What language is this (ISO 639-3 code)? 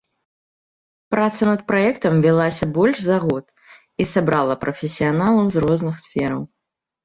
bel